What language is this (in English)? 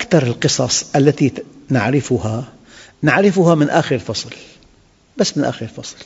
Arabic